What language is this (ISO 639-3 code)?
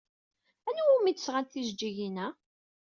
kab